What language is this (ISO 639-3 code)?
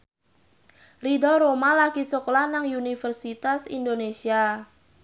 jav